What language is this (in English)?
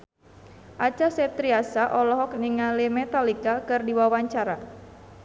Sundanese